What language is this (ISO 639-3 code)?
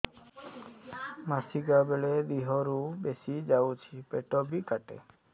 ori